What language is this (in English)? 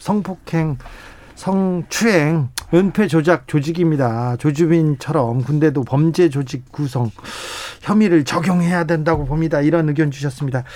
Korean